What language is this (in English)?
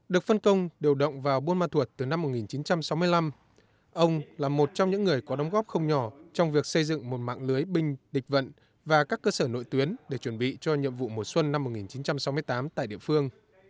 Vietnamese